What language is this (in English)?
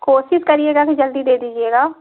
Hindi